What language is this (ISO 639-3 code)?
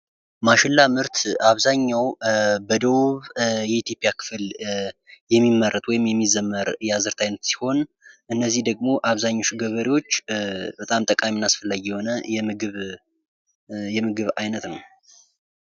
amh